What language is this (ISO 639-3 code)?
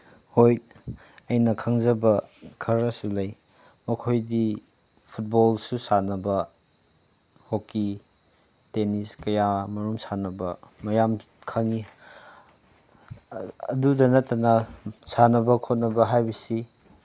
mni